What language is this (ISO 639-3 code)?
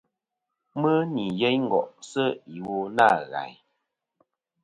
bkm